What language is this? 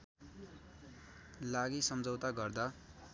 Nepali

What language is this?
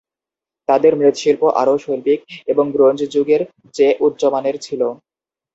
Bangla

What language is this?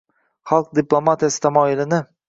Uzbek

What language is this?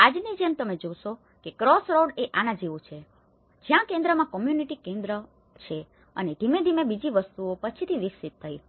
Gujarati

